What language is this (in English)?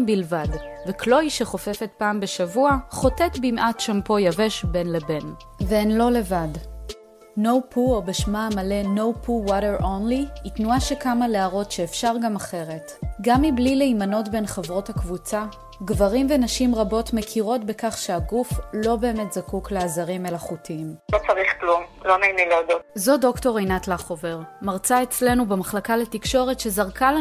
Hebrew